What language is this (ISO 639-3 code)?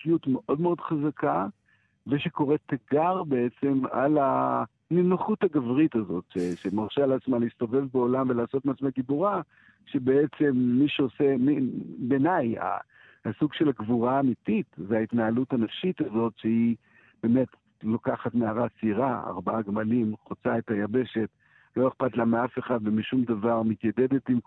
heb